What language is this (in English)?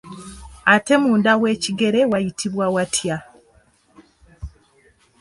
Ganda